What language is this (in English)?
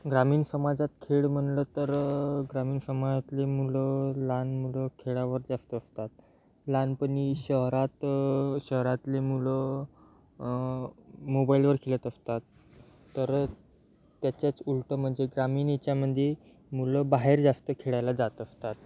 Marathi